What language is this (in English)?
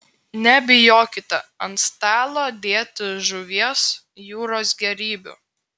Lithuanian